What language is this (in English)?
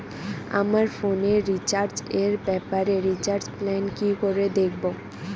Bangla